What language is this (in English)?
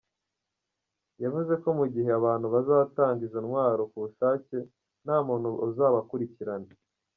Kinyarwanda